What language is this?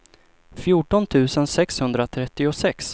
Swedish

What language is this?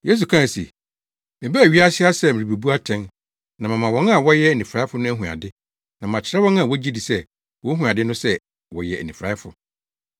Akan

